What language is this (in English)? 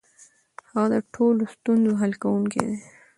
Pashto